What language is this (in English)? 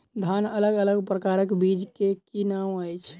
Maithili